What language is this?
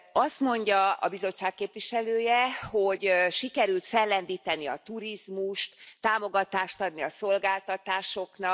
Hungarian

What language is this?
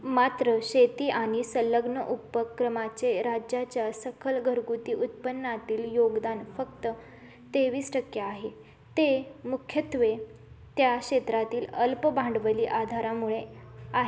Marathi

